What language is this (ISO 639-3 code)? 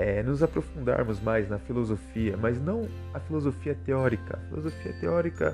por